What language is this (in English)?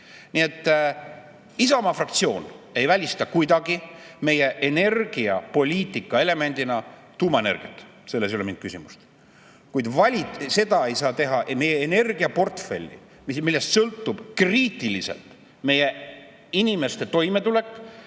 Estonian